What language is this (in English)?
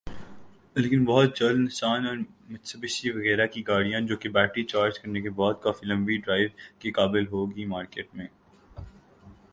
Urdu